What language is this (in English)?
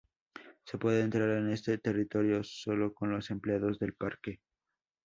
Spanish